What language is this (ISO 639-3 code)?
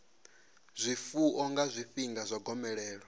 ven